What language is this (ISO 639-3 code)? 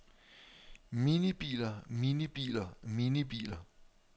dan